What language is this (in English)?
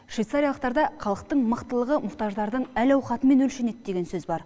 Kazakh